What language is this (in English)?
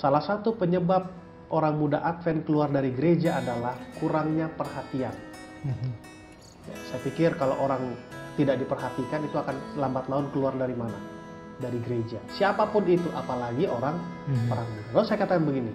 Indonesian